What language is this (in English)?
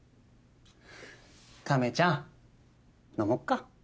Japanese